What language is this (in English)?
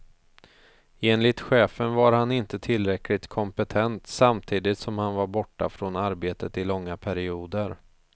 Swedish